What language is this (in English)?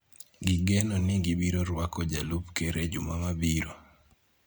Luo (Kenya and Tanzania)